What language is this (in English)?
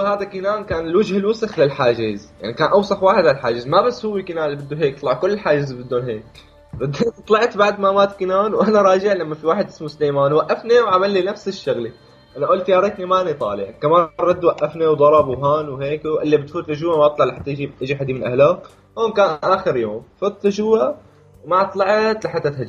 Arabic